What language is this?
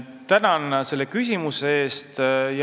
Estonian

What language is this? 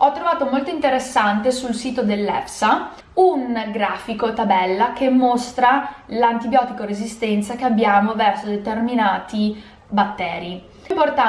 Italian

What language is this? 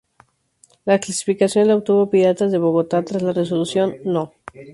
Spanish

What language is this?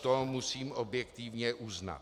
Czech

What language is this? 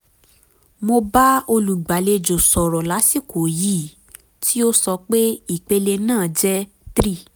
Yoruba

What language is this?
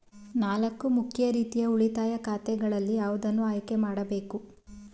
Kannada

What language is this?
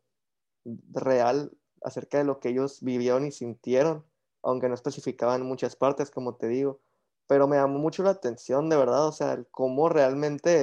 Spanish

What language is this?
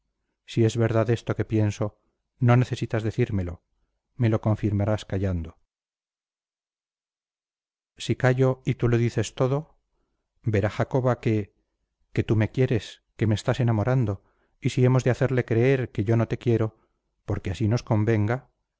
Spanish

